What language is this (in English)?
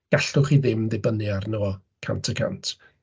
Welsh